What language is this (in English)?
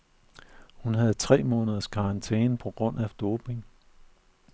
Danish